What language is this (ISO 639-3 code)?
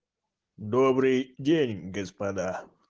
rus